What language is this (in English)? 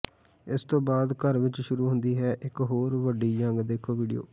Punjabi